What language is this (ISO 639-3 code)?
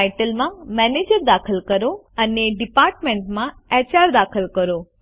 guj